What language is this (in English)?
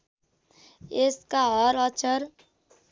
Nepali